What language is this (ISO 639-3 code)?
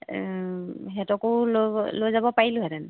asm